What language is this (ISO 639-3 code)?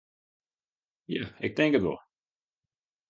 fry